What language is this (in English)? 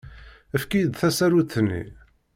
Kabyle